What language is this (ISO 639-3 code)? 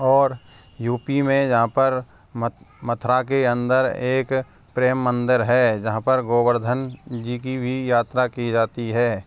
hin